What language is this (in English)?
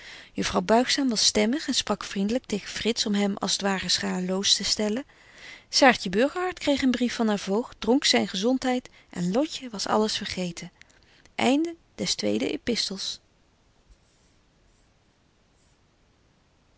Dutch